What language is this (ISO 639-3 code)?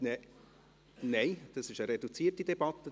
gsw